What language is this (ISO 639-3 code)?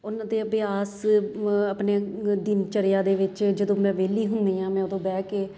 pan